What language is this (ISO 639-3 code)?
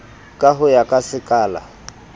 sot